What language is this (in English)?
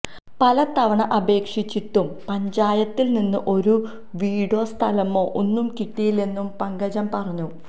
Malayalam